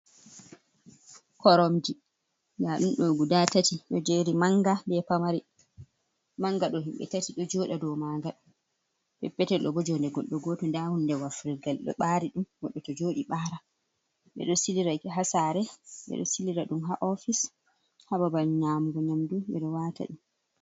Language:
Fula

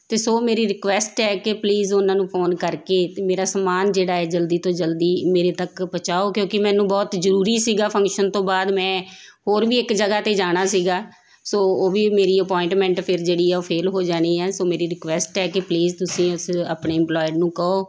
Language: Punjabi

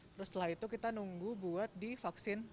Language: Indonesian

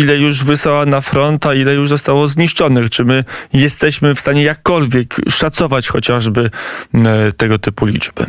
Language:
Polish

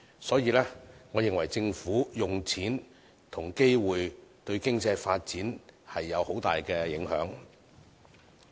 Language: Cantonese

